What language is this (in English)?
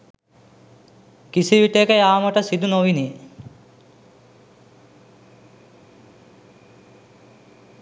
Sinhala